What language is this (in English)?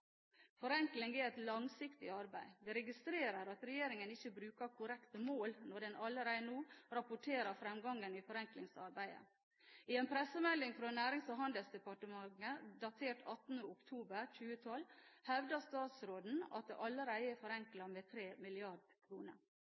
Norwegian Bokmål